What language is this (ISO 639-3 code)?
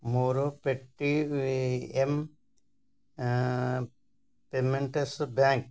ori